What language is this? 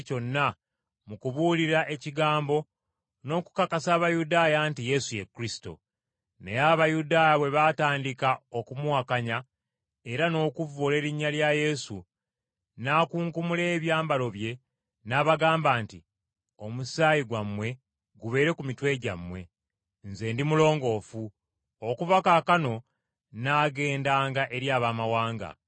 Ganda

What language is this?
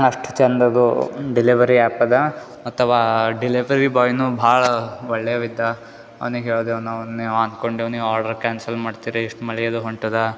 Kannada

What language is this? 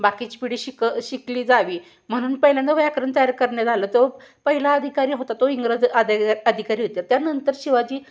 Marathi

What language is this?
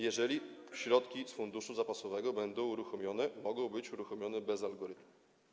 Polish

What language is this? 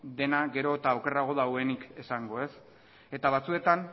Basque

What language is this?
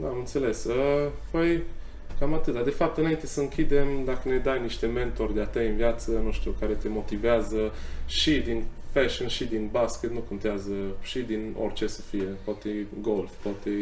Romanian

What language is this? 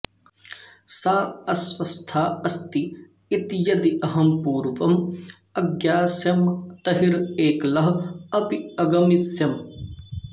Sanskrit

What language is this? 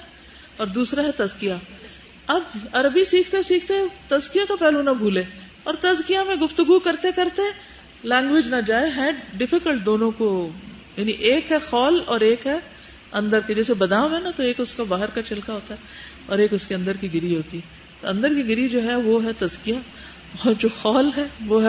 Urdu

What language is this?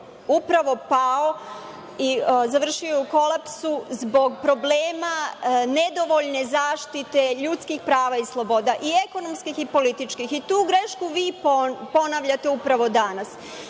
Serbian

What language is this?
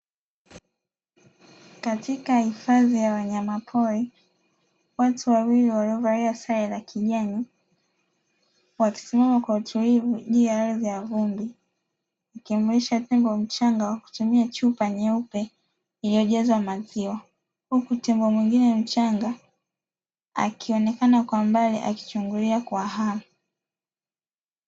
Swahili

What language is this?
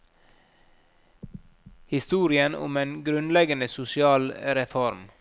Norwegian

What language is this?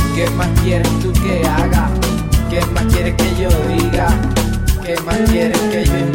Spanish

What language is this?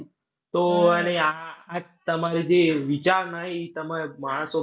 Gujarati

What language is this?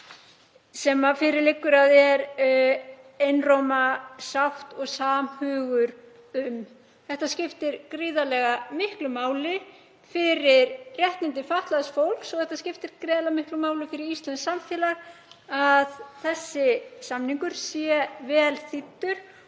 Icelandic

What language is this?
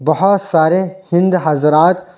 Urdu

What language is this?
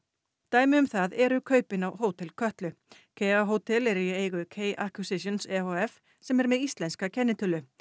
Icelandic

